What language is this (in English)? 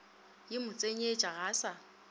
Northern Sotho